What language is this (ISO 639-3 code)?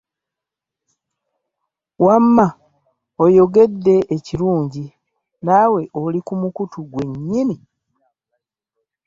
lug